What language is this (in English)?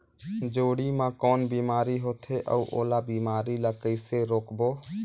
Chhattisgarhi